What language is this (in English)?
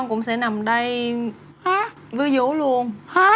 Vietnamese